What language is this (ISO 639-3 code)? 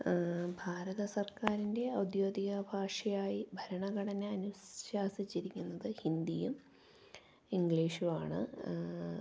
mal